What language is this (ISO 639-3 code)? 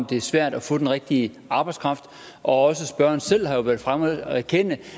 dan